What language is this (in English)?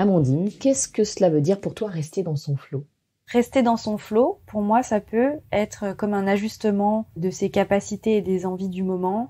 French